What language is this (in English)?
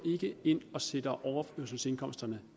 Danish